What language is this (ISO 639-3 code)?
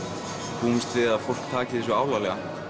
isl